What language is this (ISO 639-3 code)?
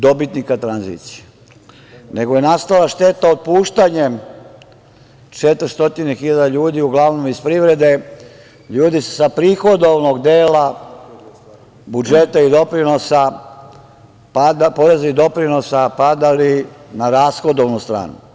srp